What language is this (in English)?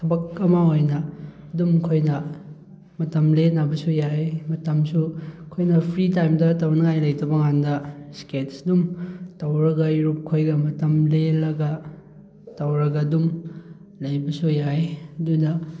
Manipuri